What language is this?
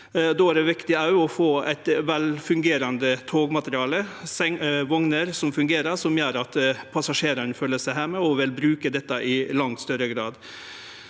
Norwegian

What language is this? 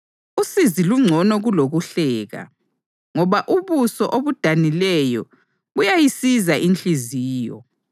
North Ndebele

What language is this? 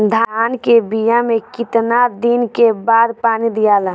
Bhojpuri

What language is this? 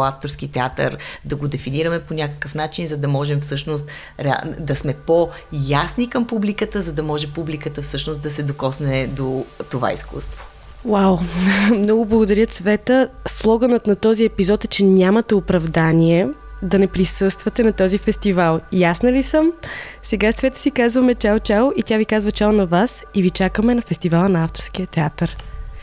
Bulgarian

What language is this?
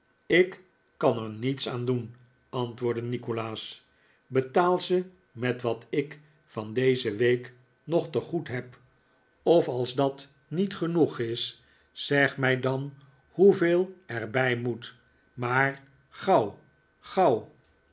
Dutch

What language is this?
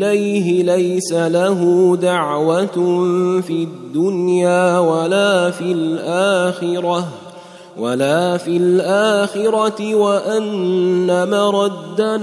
Arabic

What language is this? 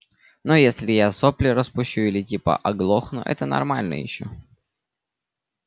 Russian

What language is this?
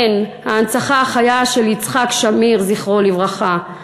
Hebrew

